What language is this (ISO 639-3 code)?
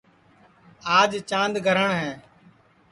ssi